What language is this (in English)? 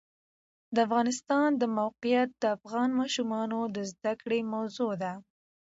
Pashto